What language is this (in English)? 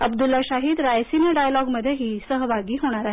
Marathi